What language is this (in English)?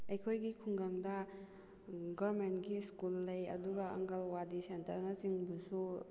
Manipuri